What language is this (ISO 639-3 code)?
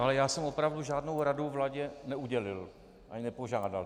ces